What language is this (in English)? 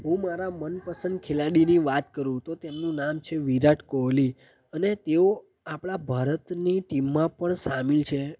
Gujarati